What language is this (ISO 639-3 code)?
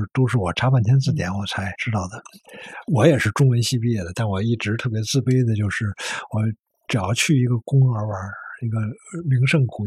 zho